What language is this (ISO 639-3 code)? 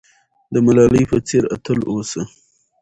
pus